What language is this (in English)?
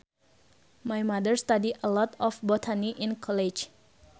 Sundanese